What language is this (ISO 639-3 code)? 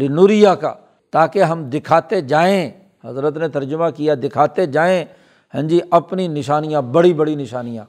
urd